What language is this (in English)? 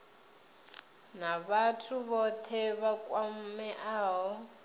Venda